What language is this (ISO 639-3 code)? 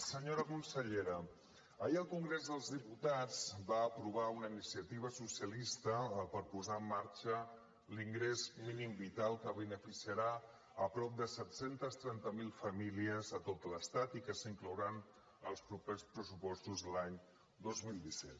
cat